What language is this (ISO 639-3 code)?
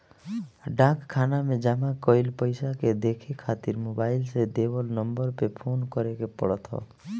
bho